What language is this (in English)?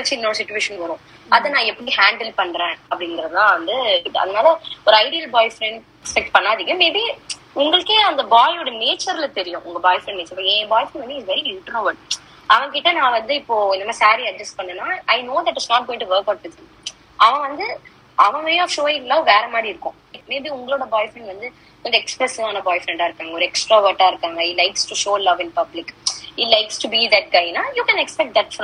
Tamil